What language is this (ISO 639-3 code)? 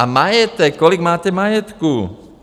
ces